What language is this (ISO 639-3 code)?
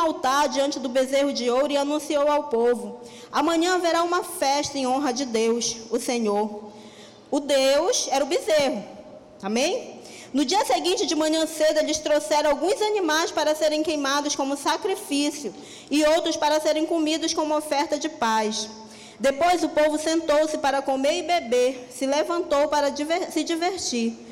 por